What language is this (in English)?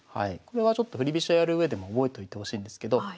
Japanese